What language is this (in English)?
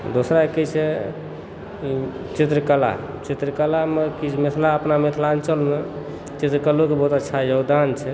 Maithili